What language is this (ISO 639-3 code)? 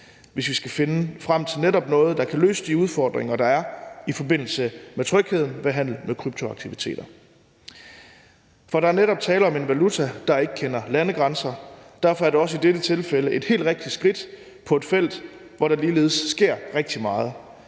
dan